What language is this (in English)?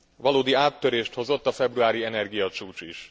Hungarian